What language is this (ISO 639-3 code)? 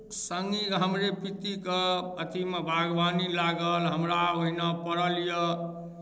mai